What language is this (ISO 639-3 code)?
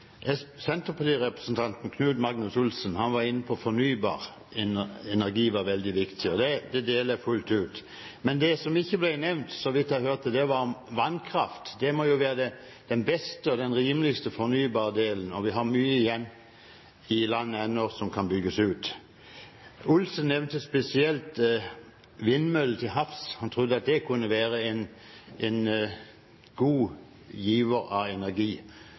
nob